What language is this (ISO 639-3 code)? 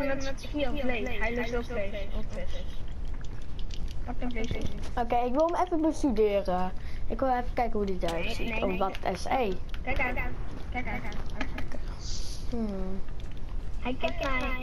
nld